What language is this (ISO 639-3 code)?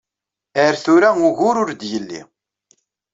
kab